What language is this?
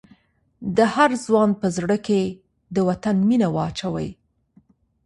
Pashto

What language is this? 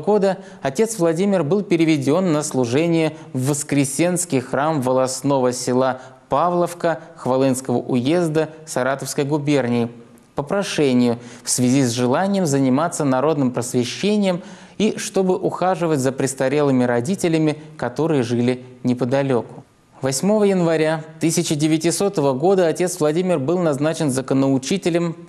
Russian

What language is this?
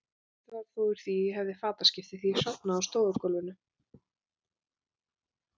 Icelandic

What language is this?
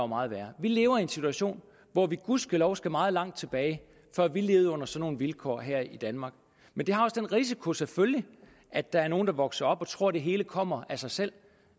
Danish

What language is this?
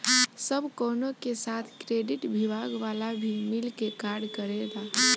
Bhojpuri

